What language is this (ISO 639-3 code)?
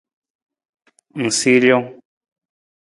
nmz